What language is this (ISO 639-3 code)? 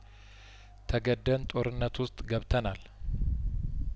amh